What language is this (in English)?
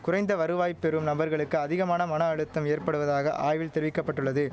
Tamil